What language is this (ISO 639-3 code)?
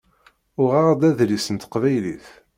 kab